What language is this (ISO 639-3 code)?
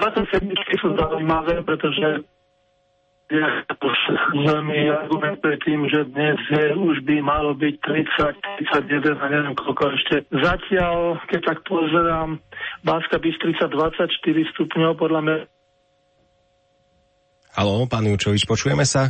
slk